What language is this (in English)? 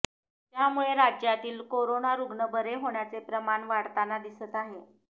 Marathi